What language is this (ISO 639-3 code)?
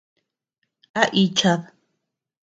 cux